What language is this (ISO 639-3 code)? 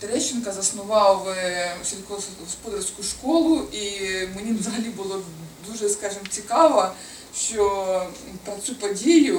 ukr